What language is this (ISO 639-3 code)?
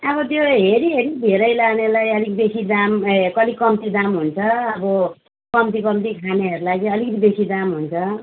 nep